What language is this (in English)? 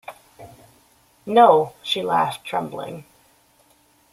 English